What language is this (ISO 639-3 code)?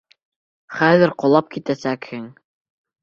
bak